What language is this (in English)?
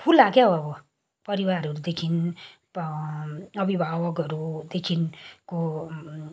Nepali